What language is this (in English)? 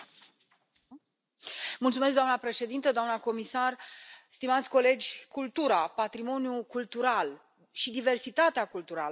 Romanian